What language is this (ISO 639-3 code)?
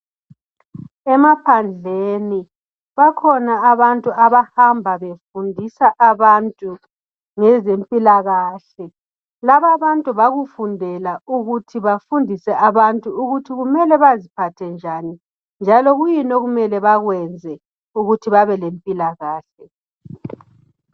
nde